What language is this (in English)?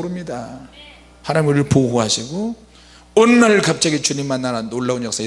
Korean